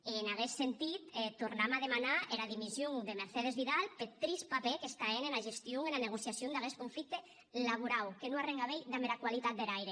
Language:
Catalan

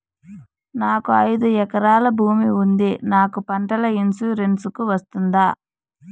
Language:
Telugu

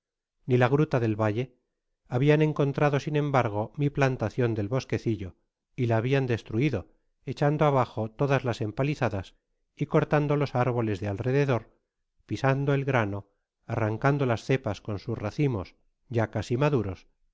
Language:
Spanish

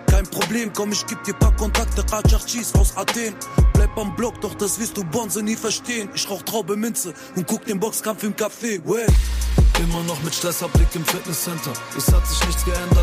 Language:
German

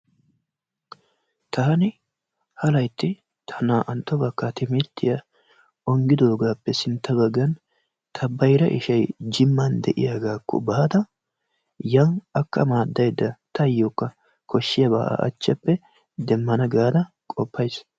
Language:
Wolaytta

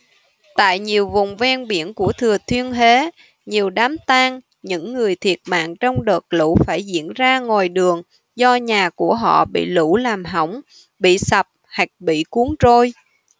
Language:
Vietnamese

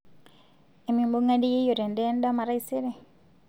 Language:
Masai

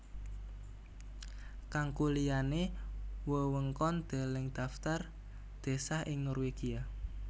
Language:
Javanese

